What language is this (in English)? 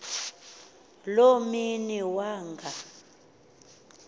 Xhosa